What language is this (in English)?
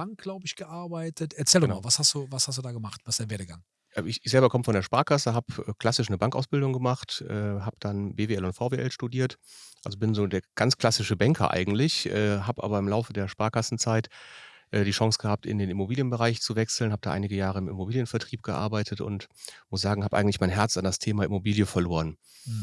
German